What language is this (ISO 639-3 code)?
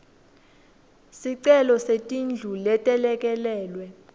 ssw